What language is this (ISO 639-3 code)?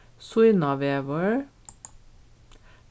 fao